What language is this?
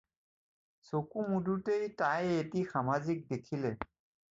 Assamese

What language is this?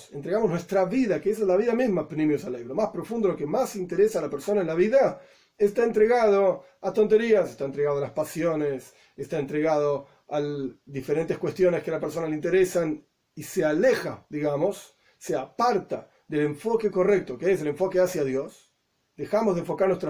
Spanish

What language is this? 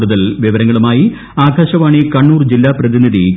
Malayalam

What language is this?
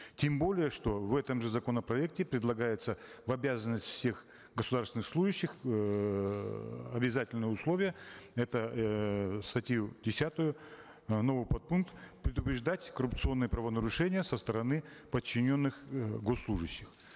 Kazakh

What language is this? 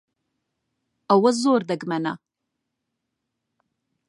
Central Kurdish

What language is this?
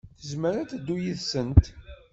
Kabyle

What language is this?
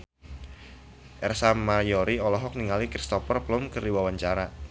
Sundanese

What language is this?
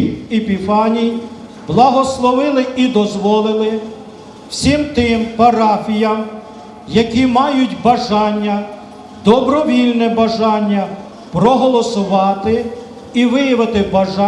Ukrainian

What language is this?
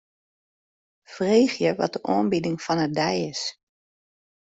Western Frisian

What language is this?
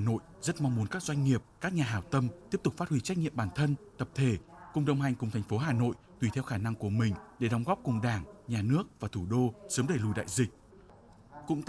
Vietnamese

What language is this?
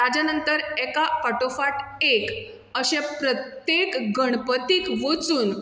Konkani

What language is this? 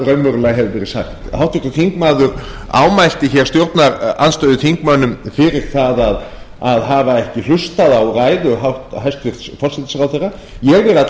Icelandic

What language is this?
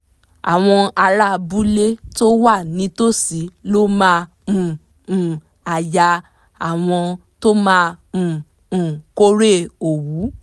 Yoruba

